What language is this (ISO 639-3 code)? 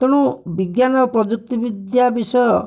ori